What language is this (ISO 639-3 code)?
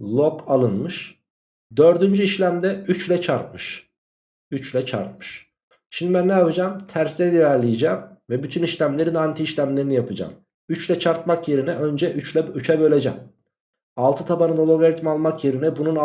tur